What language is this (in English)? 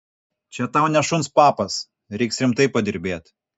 Lithuanian